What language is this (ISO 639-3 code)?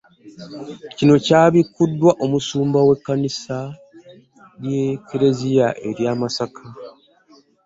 lug